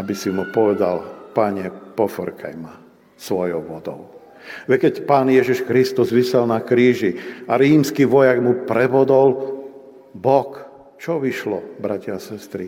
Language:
Slovak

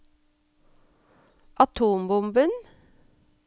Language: Norwegian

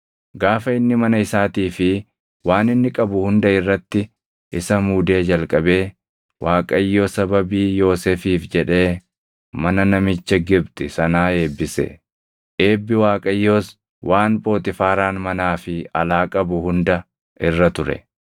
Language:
Oromo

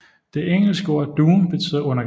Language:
Danish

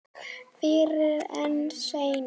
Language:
Icelandic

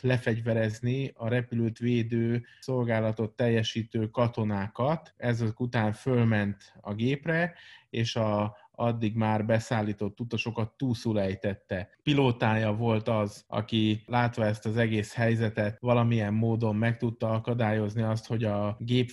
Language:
Hungarian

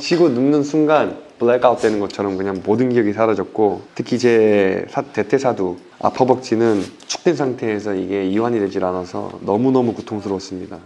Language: Korean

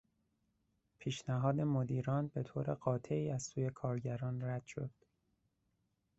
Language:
Persian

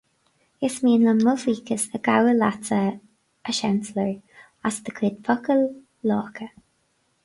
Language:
Irish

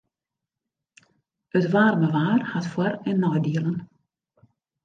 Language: Western Frisian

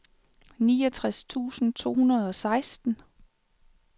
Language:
Danish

